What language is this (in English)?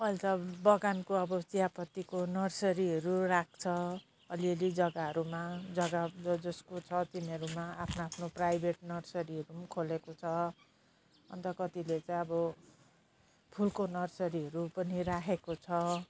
Nepali